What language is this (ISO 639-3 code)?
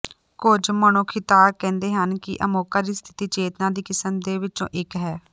pan